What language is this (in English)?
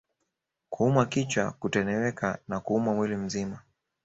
Swahili